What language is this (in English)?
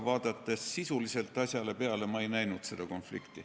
Estonian